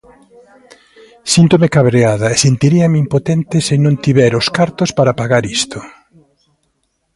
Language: Galician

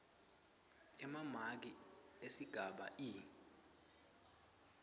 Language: Swati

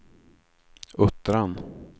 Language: Swedish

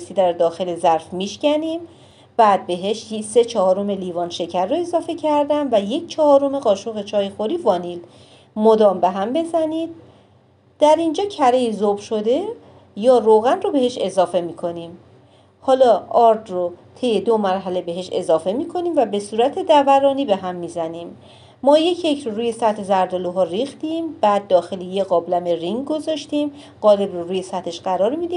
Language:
Persian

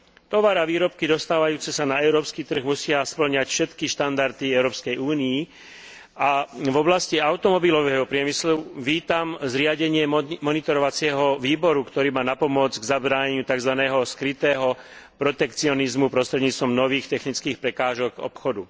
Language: Slovak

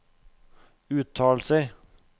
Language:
Norwegian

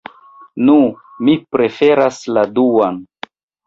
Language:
Esperanto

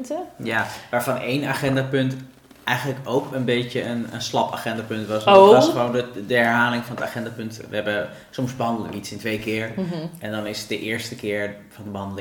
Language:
Dutch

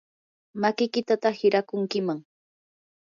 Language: Yanahuanca Pasco Quechua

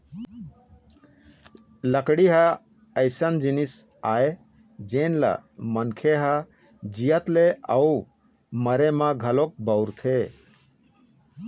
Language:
Chhattisgarhi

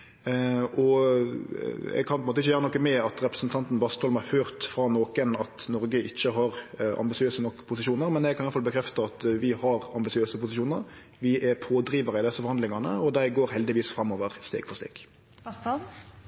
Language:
Norwegian Nynorsk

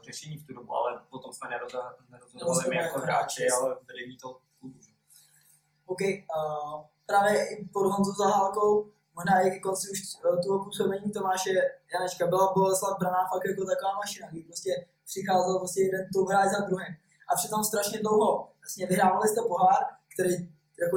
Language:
Czech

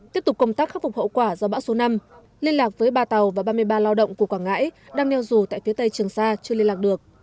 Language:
Vietnamese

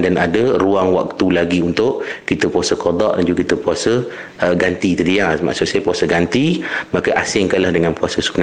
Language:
Malay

